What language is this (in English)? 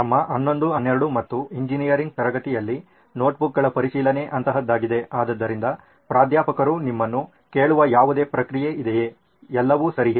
Kannada